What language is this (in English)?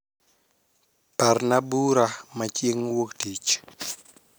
Luo (Kenya and Tanzania)